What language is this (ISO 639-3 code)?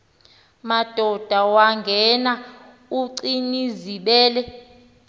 xho